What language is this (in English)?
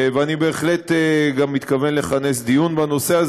Hebrew